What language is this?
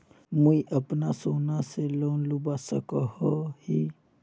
Magahi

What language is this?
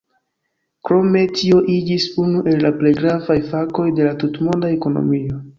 Esperanto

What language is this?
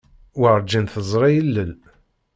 Kabyle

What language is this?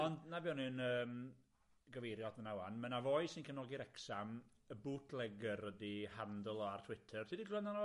Welsh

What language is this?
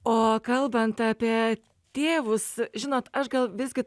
Lithuanian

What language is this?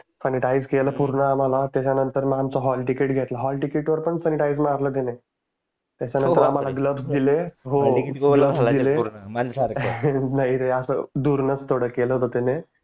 Marathi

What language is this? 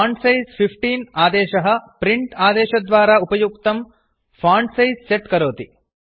Sanskrit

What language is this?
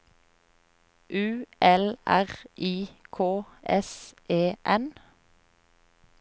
Norwegian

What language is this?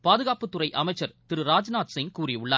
Tamil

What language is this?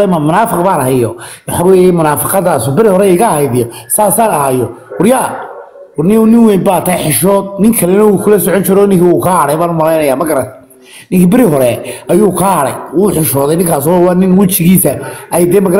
Arabic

